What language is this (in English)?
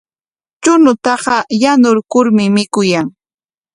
Corongo Ancash Quechua